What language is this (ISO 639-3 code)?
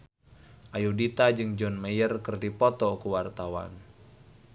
sun